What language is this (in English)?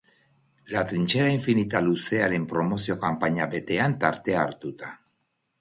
Basque